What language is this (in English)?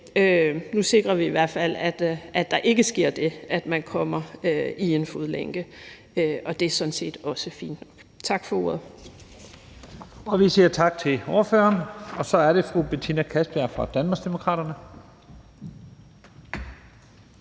Danish